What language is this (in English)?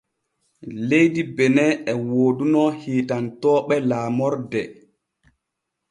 Borgu Fulfulde